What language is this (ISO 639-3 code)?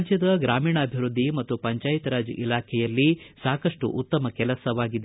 kan